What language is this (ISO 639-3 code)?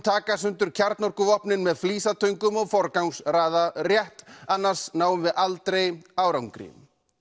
isl